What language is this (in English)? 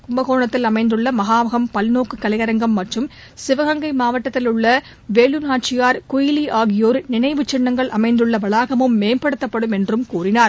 Tamil